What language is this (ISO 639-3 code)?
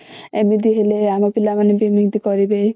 ori